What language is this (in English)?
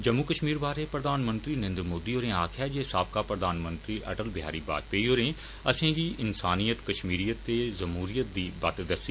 Dogri